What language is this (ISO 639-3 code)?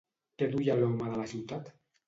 cat